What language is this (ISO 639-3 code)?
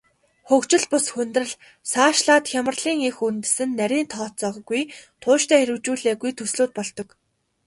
mon